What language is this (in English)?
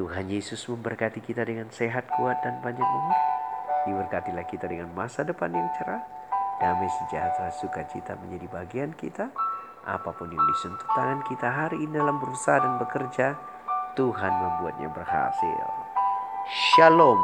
Indonesian